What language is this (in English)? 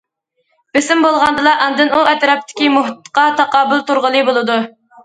Uyghur